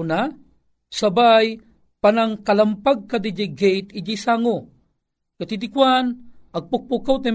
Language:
Filipino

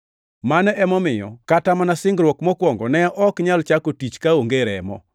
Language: Luo (Kenya and Tanzania)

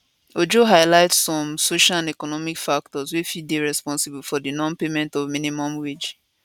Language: Nigerian Pidgin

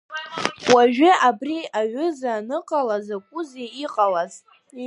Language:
Abkhazian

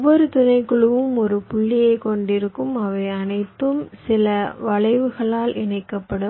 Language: Tamil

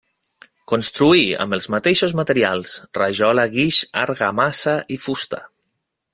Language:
Catalan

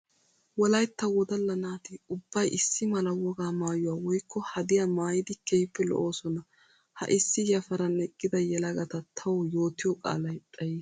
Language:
Wolaytta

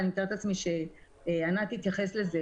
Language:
Hebrew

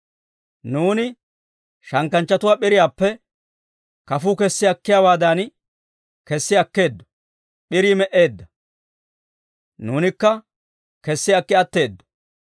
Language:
Dawro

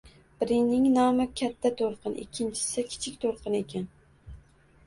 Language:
Uzbek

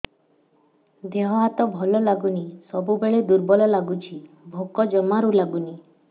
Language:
Odia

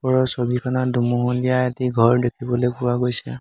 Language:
Assamese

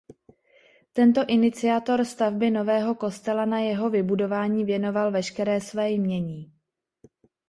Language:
Czech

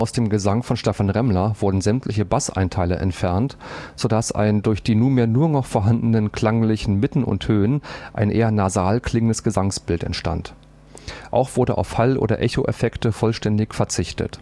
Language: German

